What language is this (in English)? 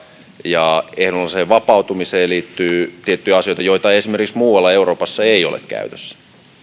Finnish